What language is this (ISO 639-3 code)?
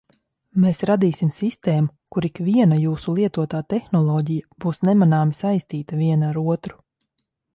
lav